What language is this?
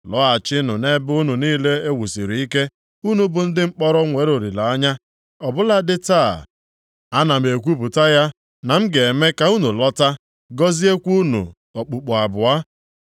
Igbo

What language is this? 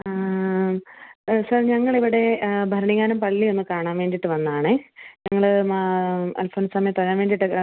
Malayalam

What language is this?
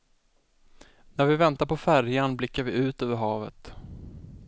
Swedish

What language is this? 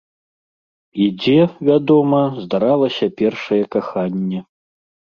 Belarusian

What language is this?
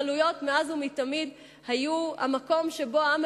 Hebrew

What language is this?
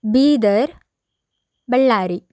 Kannada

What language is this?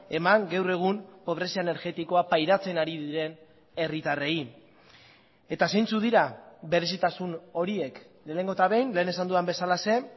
Basque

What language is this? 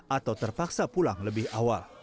Indonesian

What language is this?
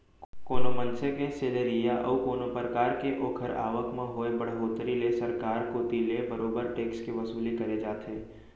Chhattisgarhi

